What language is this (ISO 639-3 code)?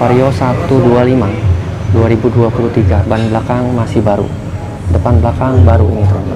ind